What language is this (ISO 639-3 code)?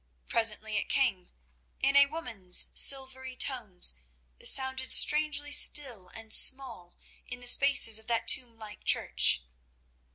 eng